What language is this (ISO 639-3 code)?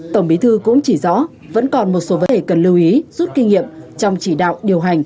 vie